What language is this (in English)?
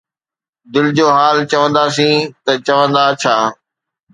Sindhi